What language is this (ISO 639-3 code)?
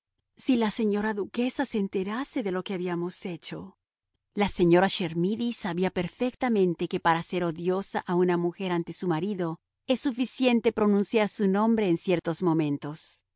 spa